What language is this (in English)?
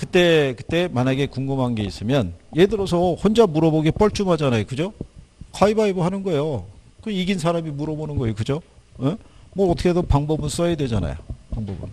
Korean